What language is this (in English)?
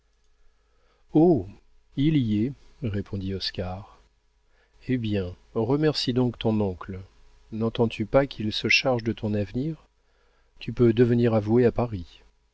French